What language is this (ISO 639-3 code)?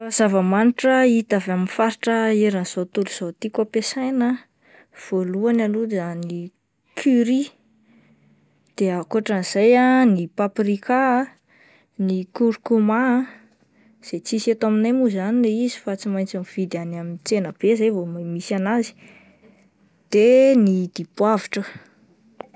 mlg